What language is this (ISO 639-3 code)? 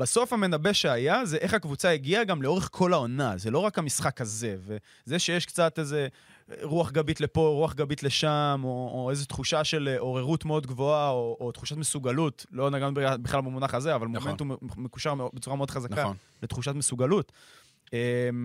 heb